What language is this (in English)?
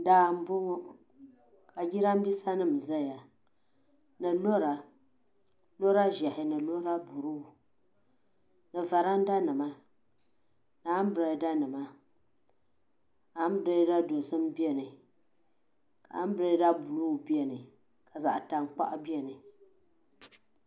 Dagbani